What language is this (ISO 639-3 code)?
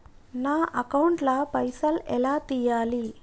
tel